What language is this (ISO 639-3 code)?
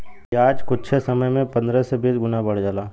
bho